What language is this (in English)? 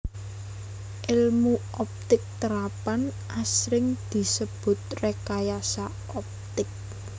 Javanese